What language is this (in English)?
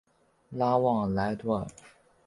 Chinese